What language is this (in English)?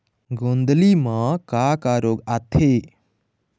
Chhattisgarhi